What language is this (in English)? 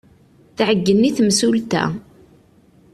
Kabyle